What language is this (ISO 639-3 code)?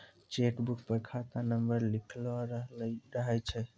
mai